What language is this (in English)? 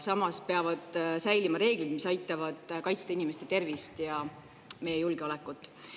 Estonian